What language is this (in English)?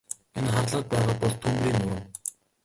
Mongolian